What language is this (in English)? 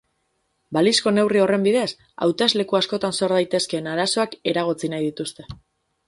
Basque